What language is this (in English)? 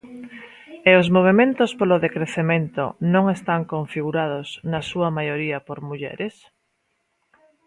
Galician